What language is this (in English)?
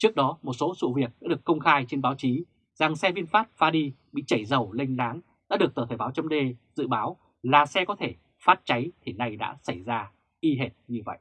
Vietnamese